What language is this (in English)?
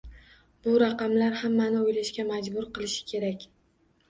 Uzbek